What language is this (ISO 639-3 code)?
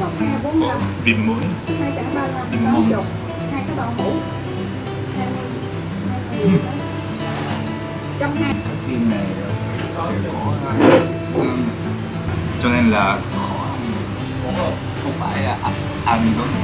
vie